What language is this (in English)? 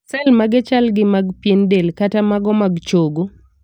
Luo (Kenya and Tanzania)